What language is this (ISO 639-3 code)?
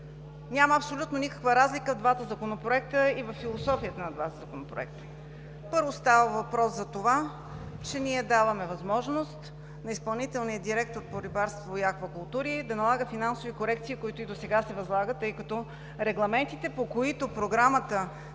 bul